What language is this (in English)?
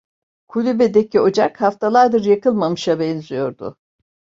Turkish